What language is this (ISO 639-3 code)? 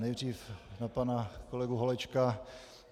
ces